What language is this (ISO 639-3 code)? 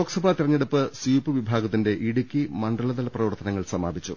mal